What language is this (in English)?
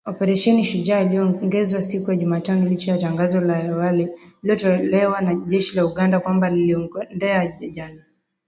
Swahili